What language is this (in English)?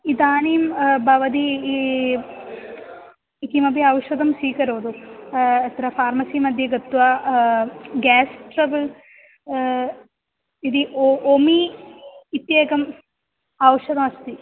Sanskrit